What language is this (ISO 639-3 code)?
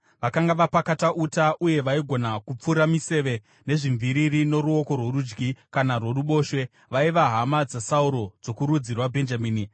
sna